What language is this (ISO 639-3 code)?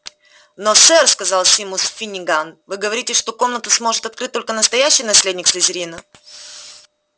rus